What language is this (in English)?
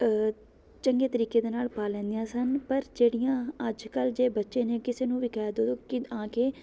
Punjabi